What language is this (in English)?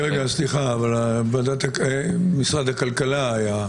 Hebrew